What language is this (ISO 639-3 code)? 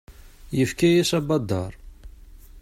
kab